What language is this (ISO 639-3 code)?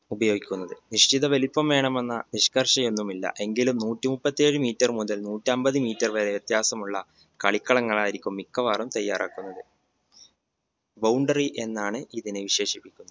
mal